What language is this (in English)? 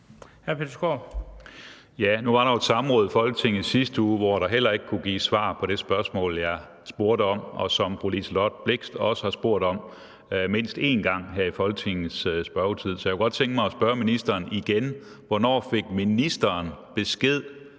Danish